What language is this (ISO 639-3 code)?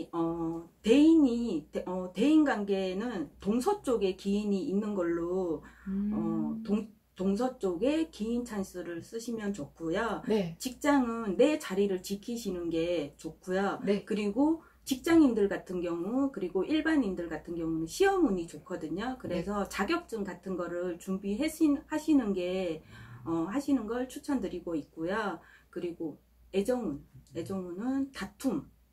kor